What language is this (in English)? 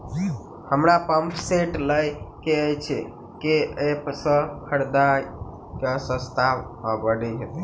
Maithili